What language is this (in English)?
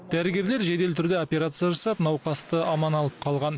Kazakh